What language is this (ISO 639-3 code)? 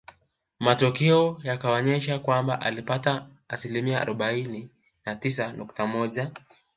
swa